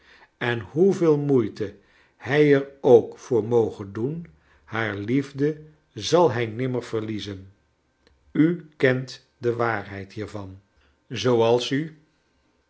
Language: Dutch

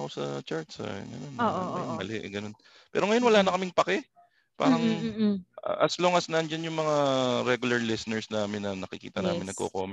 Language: Filipino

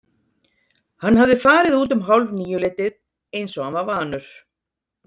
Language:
Icelandic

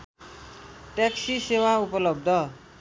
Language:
Nepali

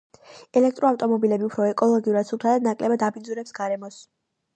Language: Georgian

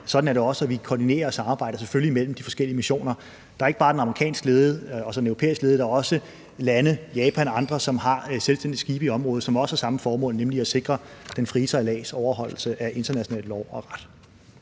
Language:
Danish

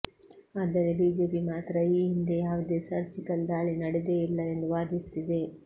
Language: Kannada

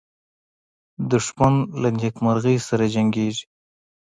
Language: Pashto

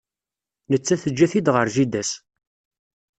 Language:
Kabyle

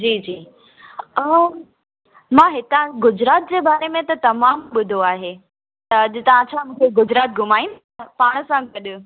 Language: Sindhi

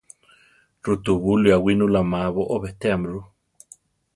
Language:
Central Tarahumara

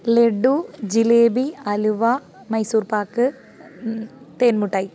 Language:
Malayalam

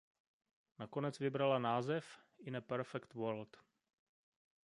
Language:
Czech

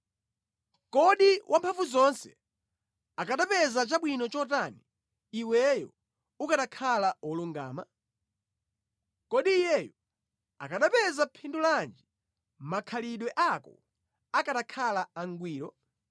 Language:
Nyanja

